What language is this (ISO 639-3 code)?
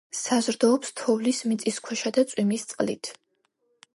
kat